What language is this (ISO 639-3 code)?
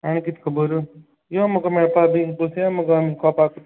kok